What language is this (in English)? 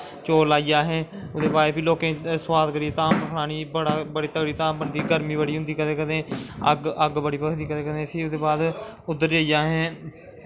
Dogri